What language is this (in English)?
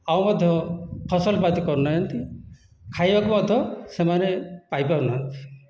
Odia